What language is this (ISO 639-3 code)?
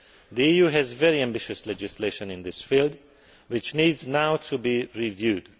eng